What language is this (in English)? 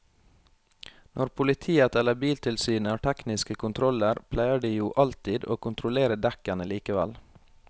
Norwegian